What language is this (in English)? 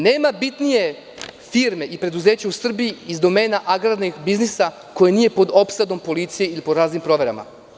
Serbian